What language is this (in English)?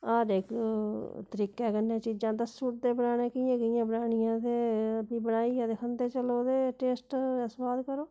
Dogri